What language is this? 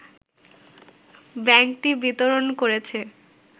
Bangla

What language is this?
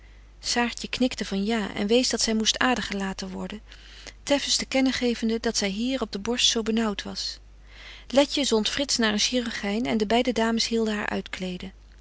Dutch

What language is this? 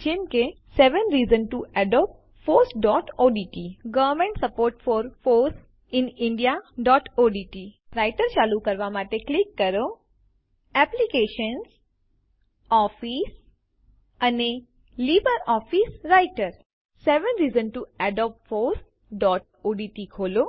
Gujarati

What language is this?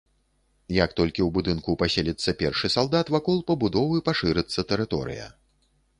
Belarusian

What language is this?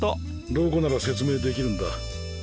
Japanese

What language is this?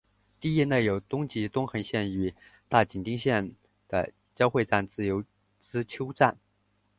Chinese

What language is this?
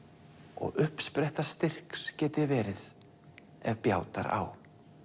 Icelandic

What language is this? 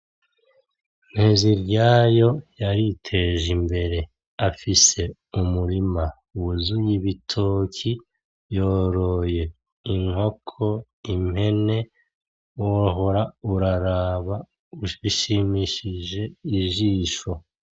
Rundi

